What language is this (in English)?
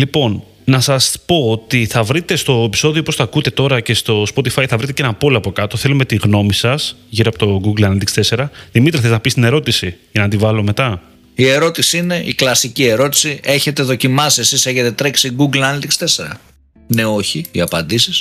Greek